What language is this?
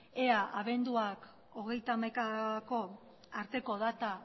Basque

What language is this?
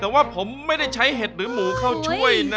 Thai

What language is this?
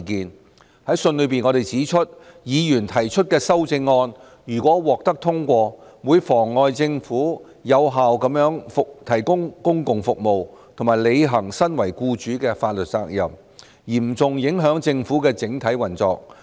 Cantonese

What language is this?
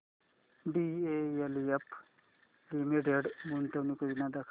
Marathi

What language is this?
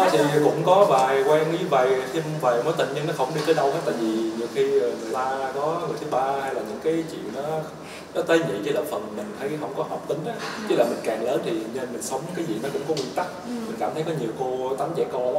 Vietnamese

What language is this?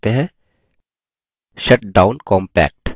Hindi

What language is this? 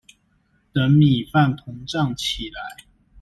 Chinese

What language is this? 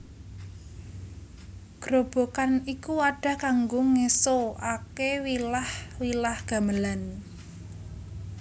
Javanese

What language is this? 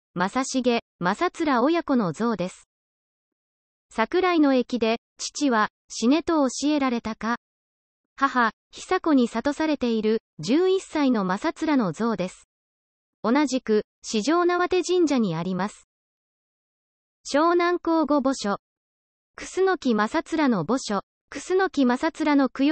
Japanese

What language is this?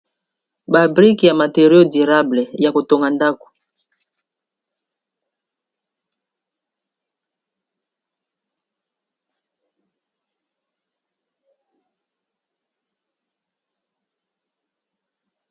Lingala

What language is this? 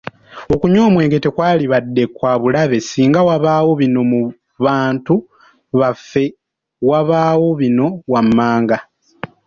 Ganda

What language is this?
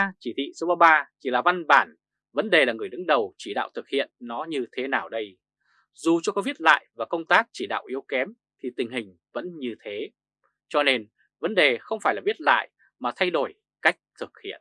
Vietnamese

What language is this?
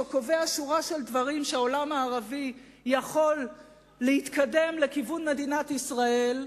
Hebrew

